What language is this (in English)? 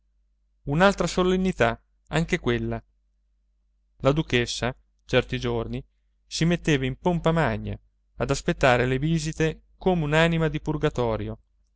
Italian